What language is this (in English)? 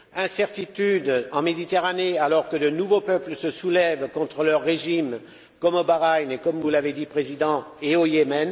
French